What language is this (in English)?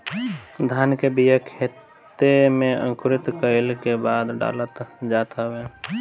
Bhojpuri